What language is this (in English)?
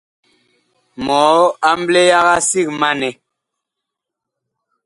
Bakoko